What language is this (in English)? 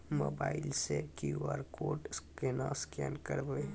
Maithili